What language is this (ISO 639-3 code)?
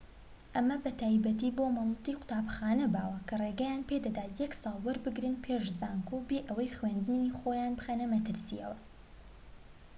ckb